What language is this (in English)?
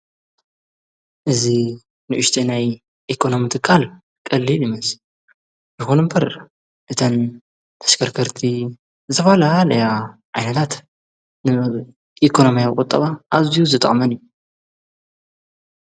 Tigrinya